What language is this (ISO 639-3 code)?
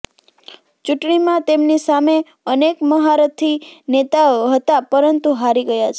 guj